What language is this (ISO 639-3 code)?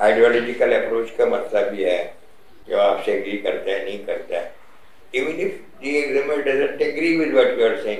hin